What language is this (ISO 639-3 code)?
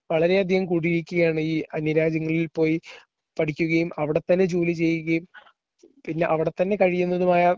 mal